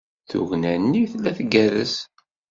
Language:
Kabyle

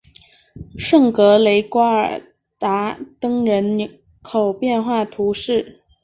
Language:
Chinese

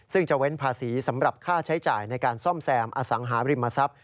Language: Thai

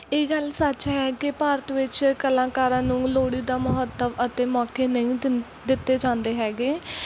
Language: Punjabi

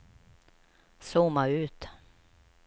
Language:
Swedish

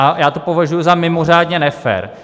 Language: Czech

